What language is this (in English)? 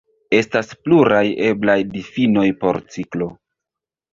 Esperanto